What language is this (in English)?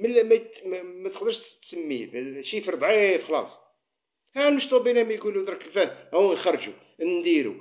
Arabic